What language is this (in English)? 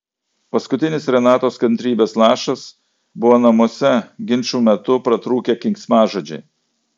Lithuanian